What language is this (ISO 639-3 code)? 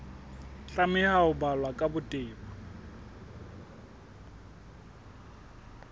sot